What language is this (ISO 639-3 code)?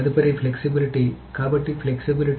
tel